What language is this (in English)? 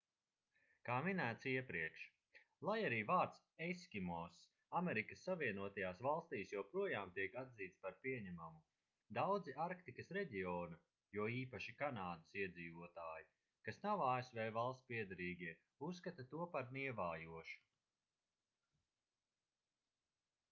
Latvian